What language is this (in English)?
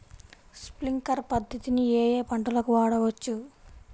Telugu